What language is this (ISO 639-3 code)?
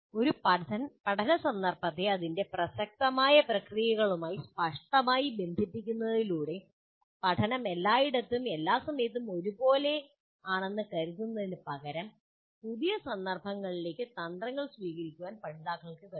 mal